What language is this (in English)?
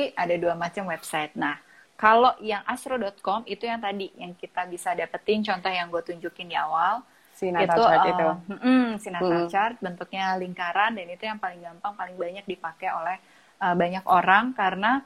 Indonesian